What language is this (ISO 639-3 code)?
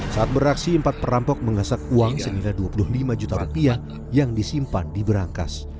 ind